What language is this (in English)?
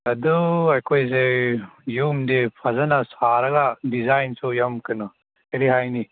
Manipuri